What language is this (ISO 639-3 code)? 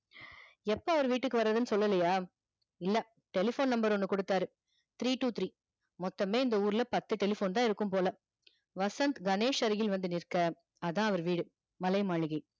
tam